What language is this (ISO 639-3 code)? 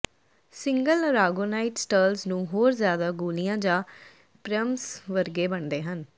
pan